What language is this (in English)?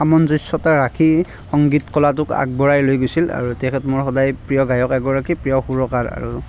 Assamese